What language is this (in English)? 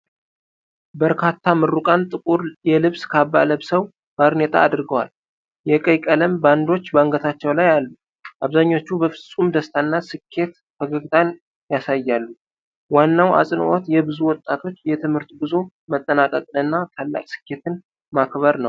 Amharic